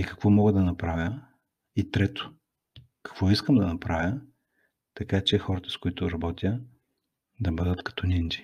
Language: Bulgarian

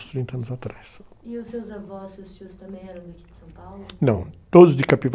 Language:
Portuguese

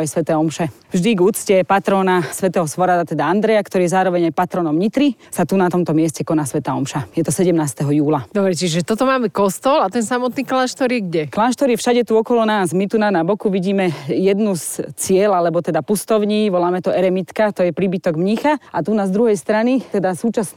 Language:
Slovak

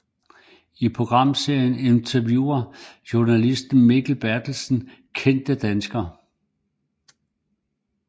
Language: Danish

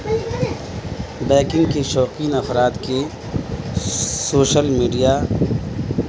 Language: Urdu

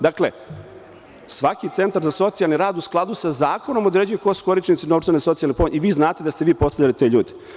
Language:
Serbian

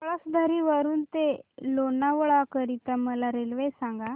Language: Marathi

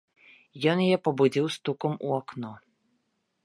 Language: Belarusian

